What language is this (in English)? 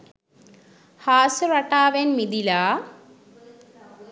Sinhala